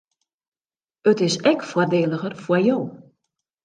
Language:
Western Frisian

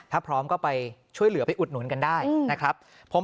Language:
Thai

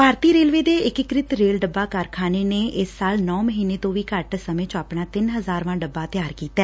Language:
Punjabi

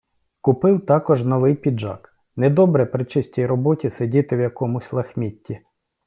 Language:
Ukrainian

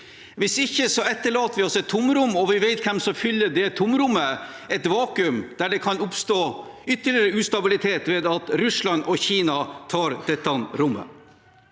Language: Norwegian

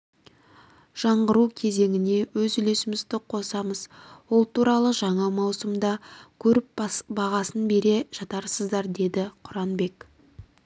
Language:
Kazakh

